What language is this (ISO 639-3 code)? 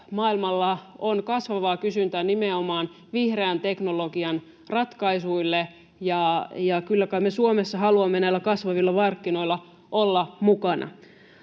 fin